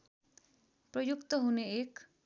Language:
Nepali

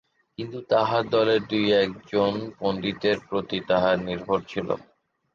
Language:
Bangla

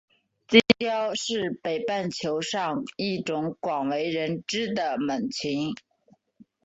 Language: Chinese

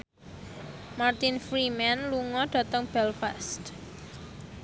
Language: Javanese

